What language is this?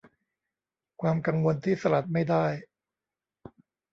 Thai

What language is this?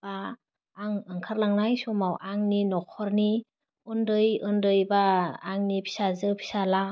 Bodo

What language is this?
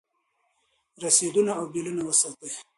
Pashto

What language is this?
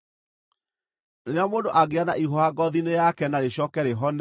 Kikuyu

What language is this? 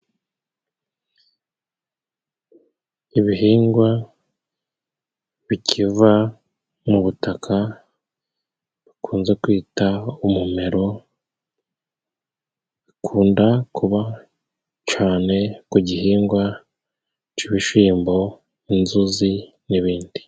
Kinyarwanda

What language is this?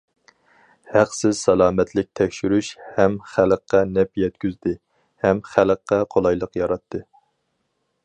Uyghur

